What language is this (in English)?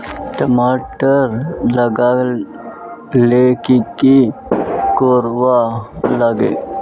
Magahi